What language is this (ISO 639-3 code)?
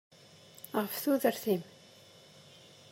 kab